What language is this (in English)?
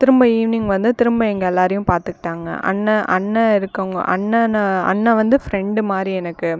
Tamil